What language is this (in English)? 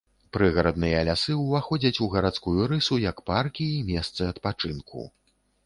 Belarusian